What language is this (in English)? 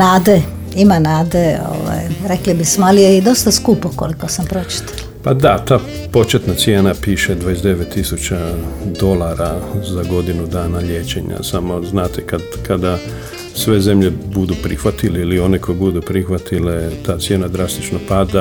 Croatian